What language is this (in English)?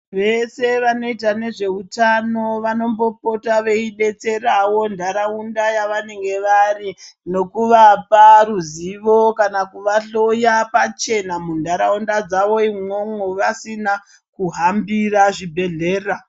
Ndau